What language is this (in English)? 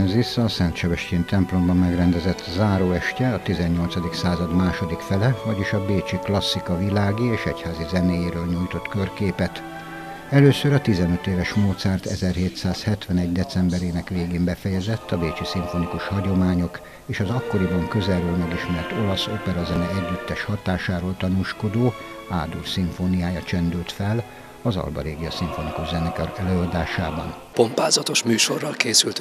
Hungarian